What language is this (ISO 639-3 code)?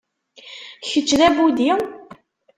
kab